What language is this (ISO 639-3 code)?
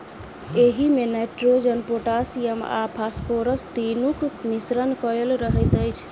mai